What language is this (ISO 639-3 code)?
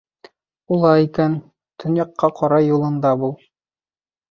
bak